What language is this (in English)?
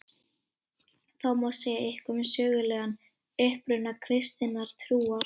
Icelandic